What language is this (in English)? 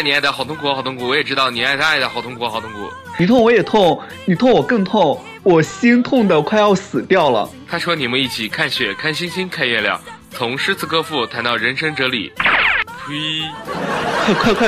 Chinese